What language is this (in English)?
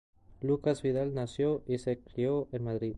Spanish